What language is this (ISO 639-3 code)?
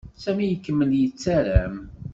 kab